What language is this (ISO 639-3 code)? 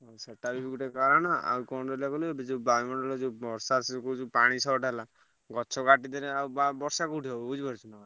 ori